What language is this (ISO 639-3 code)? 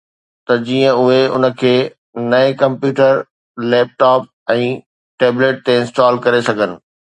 snd